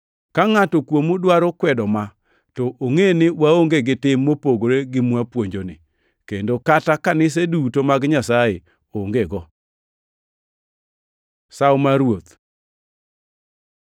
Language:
Luo (Kenya and Tanzania)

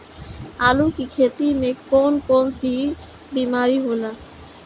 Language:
Bhojpuri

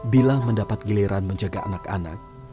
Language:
Indonesian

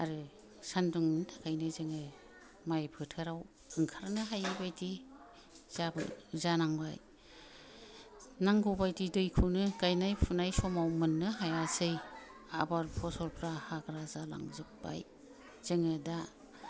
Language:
Bodo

